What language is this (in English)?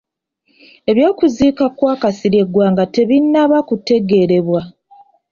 Ganda